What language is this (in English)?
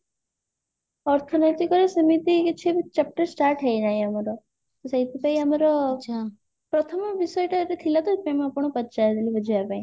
Odia